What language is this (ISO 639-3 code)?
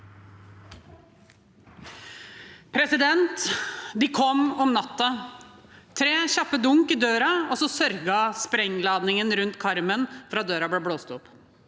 nor